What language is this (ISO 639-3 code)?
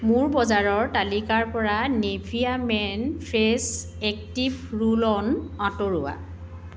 asm